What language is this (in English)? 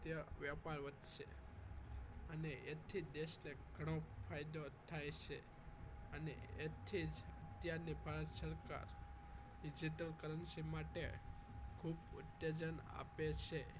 Gujarati